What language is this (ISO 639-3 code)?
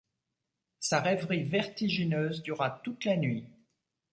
fra